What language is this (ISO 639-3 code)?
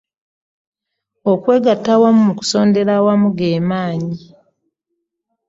lug